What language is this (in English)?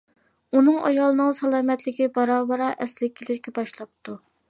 Uyghur